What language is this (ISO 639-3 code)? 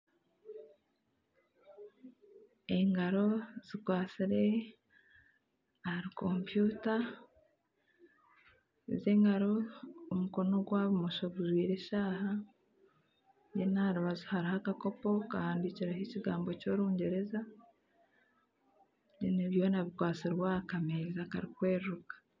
nyn